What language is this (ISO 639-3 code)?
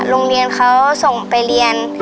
tha